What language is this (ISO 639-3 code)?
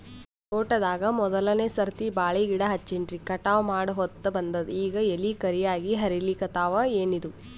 kan